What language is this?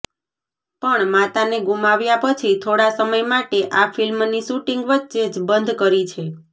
Gujarati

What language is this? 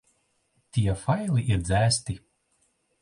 Latvian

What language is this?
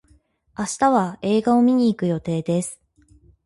Japanese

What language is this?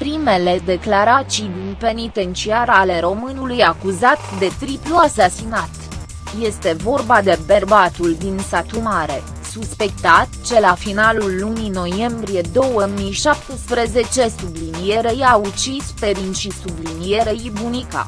Romanian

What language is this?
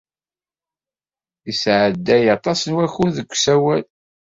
Kabyle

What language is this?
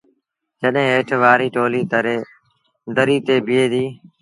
Sindhi Bhil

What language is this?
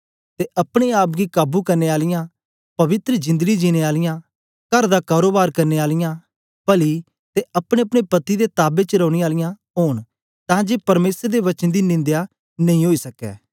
Dogri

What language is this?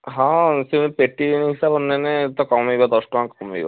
Odia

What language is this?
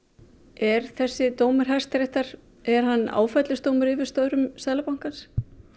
Icelandic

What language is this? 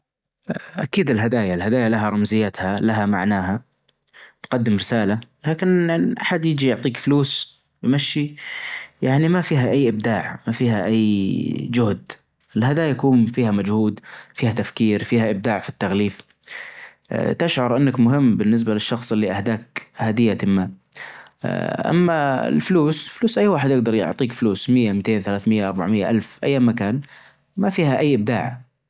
Najdi Arabic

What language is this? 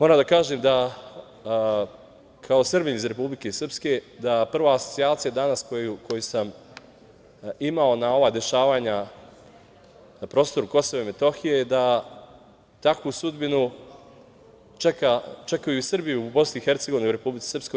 Serbian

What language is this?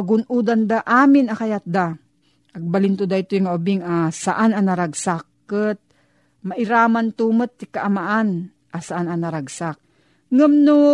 Filipino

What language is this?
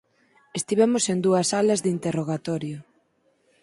Galician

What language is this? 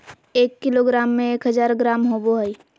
Magahi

